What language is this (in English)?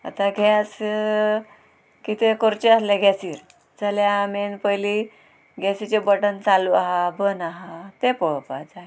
Konkani